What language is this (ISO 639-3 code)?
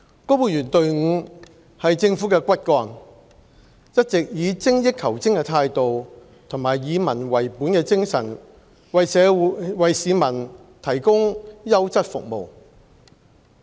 yue